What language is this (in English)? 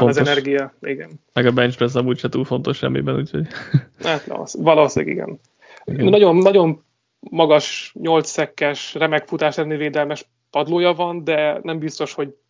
Hungarian